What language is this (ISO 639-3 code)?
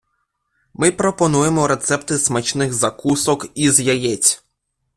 ukr